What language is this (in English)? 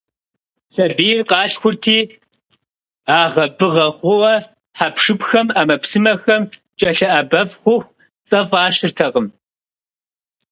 Kabardian